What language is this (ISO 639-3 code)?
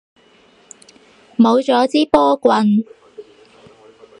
yue